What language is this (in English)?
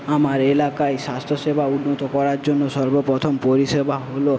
Bangla